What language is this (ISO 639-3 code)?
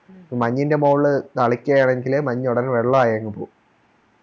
mal